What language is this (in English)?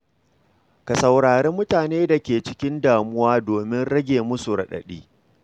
Hausa